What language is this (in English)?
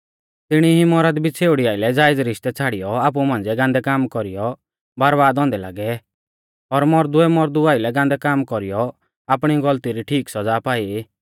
Mahasu Pahari